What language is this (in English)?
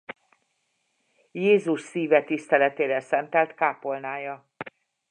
Hungarian